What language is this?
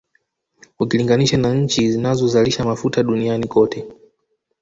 Swahili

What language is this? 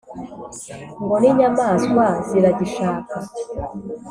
Kinyarwanda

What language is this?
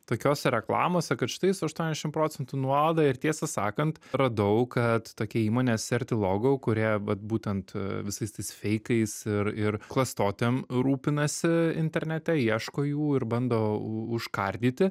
Lithuanian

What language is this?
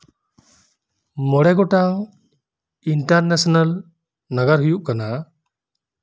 Santali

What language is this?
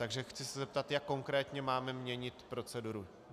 Czech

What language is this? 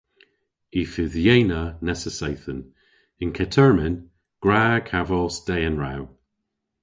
Cornish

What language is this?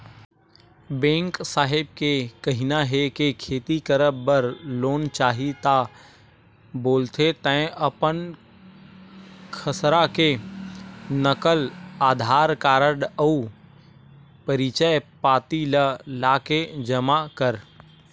Chhattisgarhi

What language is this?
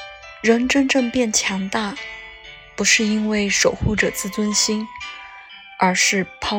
Chinese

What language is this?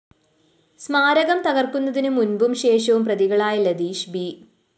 Malayalam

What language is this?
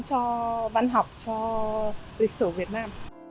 Vietnamese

